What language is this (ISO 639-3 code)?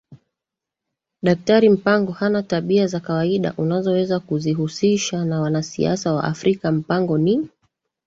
swa